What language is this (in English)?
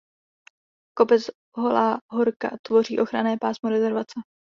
Czech